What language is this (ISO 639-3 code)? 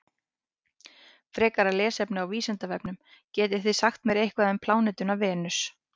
isl